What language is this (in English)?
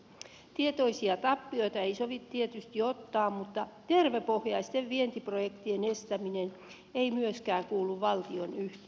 Finnish